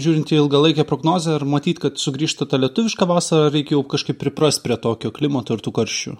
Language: Lithuanian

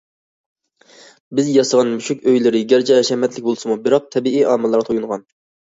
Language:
Uyghur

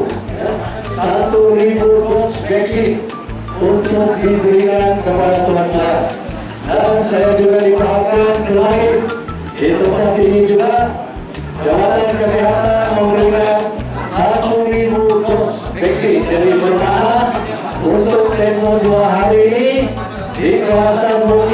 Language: Indonesian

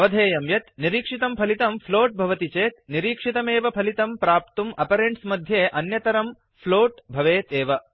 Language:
Sanskrit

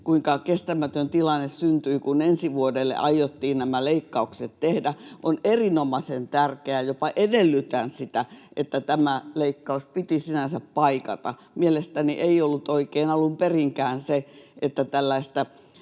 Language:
Finnish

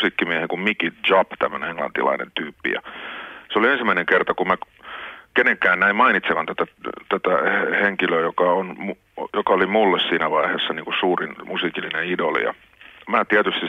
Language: Finnish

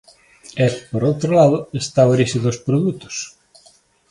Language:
Galician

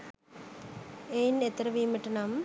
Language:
Sinhala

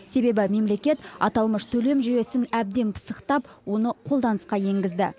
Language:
Kazakh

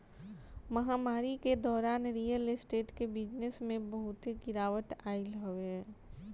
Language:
Bhojpuri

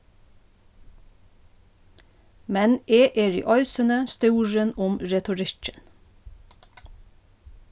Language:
Faroese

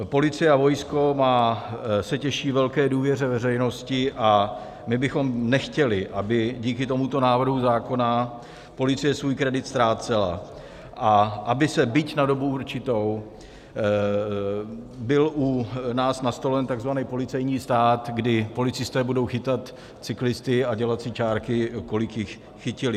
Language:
Czech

